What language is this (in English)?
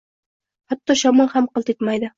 Uzbek